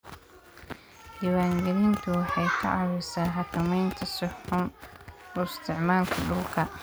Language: Somali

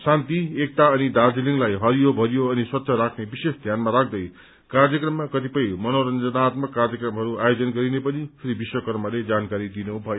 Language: Nepali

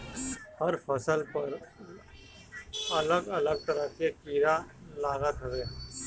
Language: Bhojpuri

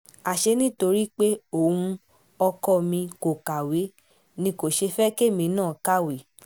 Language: Yoruba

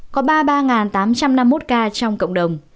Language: Vietnamese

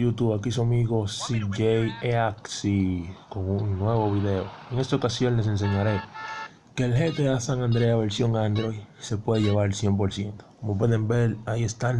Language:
Spanish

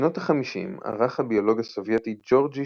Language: Hebrew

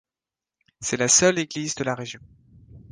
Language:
French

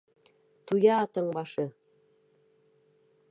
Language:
Bashkir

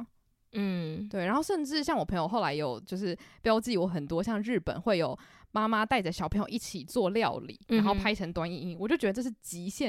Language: Chinese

